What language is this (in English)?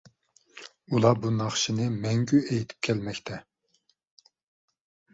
Uyghur